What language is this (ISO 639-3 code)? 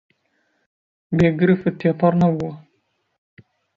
ckb